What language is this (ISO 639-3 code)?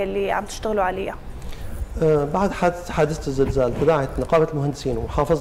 ara